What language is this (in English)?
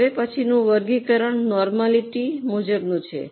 Gujarati